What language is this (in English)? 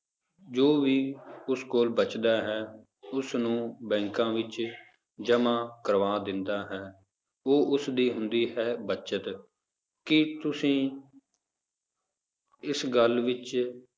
Punjabi